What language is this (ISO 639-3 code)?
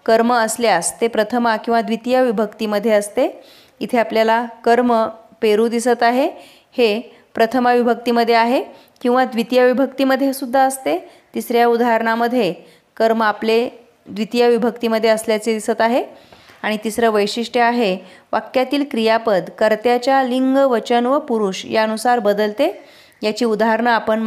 mar